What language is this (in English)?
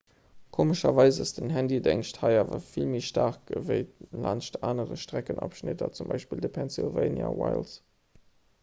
Luxembourgish